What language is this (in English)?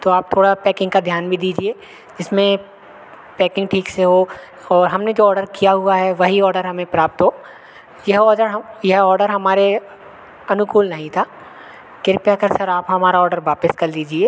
Hindi